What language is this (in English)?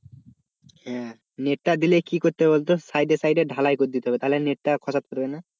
Bangla